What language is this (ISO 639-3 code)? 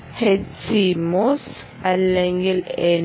mal